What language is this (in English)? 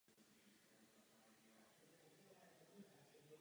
Czech